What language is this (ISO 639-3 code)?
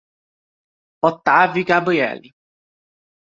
por